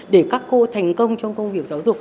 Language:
Vietnamese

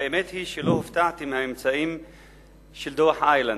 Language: Hebrew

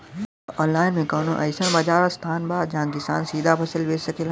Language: Bhojpuri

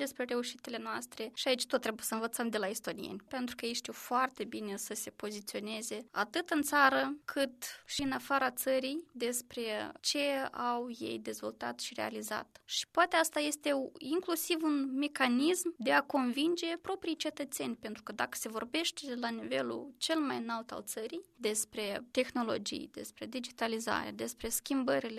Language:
Romanian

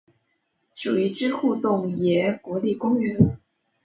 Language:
Chinese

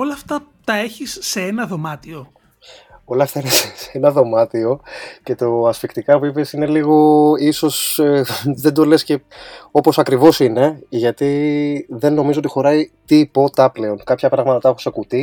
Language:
Greek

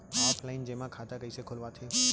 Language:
Chhattisgarhi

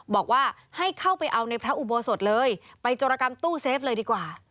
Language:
Thai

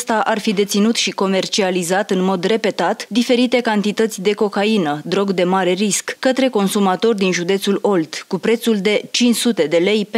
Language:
Romanian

